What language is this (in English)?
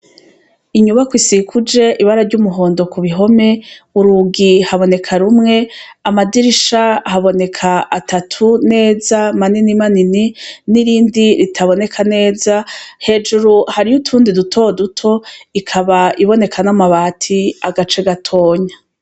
Rundi